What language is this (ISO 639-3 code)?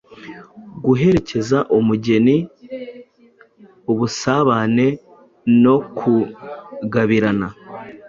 kin